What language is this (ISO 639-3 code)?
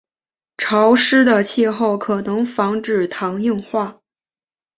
zho